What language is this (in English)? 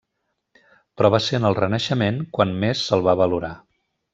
Catalan